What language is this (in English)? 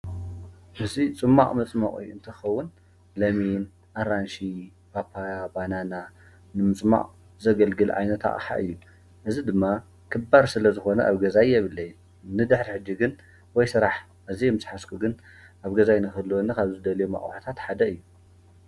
Tigrinya